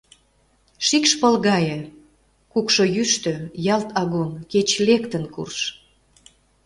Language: Mari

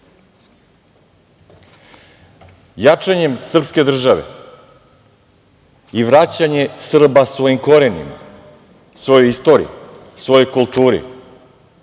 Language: Serbian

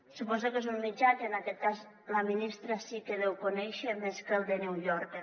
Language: Catalan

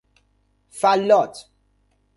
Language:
Persian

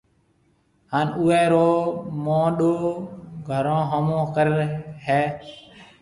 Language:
Marwari (Pakistan)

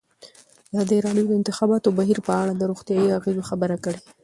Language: Pashto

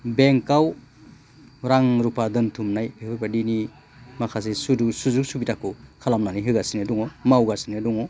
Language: Bodo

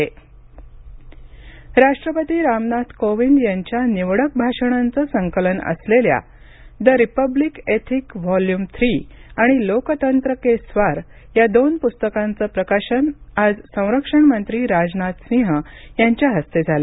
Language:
Marathi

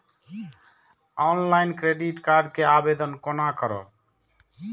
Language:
Maithili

